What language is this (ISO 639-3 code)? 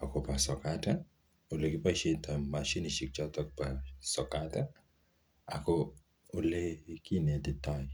kln